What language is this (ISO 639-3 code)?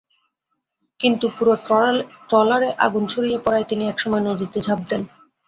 ben